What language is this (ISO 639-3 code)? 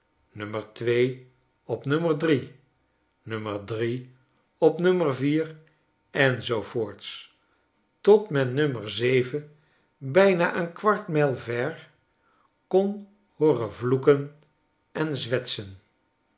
nld